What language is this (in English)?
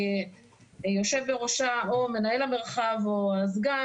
Hebrew